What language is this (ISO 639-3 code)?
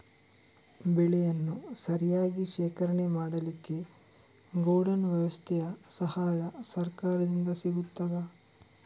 kan